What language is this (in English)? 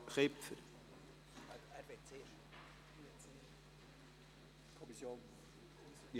Swiss German